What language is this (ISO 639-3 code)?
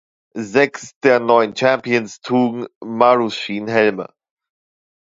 deu